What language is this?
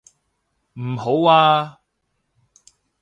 Cantonese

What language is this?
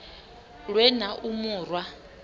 Venda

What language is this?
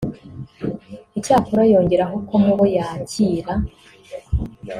Kinyarwanda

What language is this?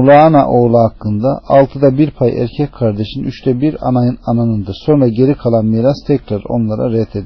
Turkish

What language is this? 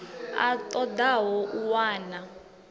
Venda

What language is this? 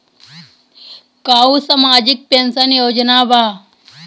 Bhojpuri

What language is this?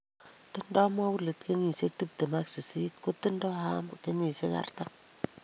Kalenjin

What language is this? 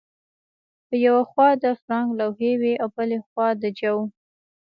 Pashto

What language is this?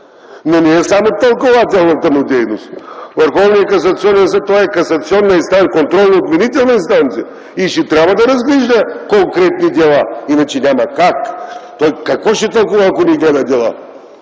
Bulgarian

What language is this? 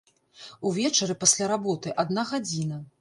Belarusian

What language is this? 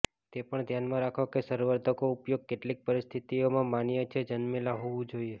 Gujarati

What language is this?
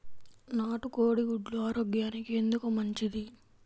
Telugu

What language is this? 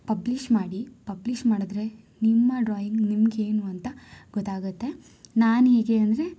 Kannada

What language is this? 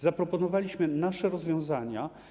Polish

